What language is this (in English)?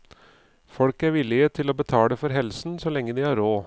Norwegian